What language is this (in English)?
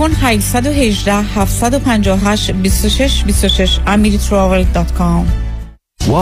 Persian